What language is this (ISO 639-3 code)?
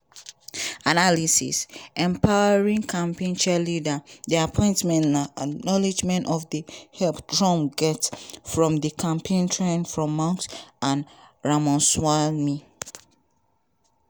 pcm